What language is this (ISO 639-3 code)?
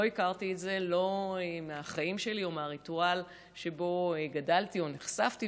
heb